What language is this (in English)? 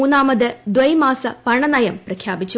Malayalam